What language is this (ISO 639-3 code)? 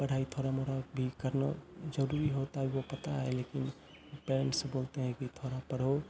hin